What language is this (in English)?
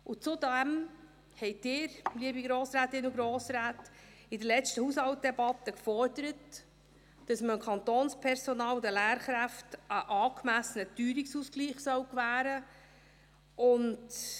Swiss German